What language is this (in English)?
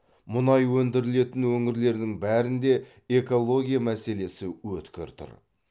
Kazakh